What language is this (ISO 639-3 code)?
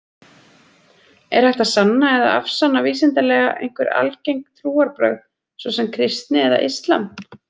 isl